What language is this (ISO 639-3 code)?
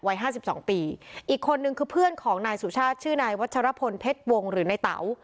tha